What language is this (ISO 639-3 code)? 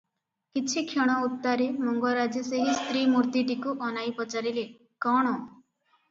ori